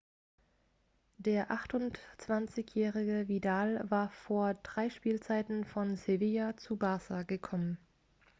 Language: German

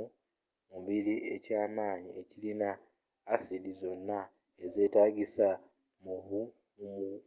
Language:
Ganda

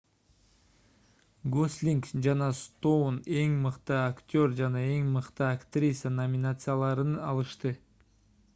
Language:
Kyrgyz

